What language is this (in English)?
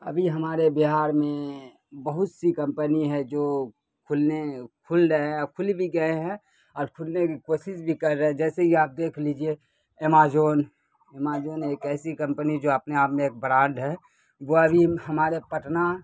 Urdu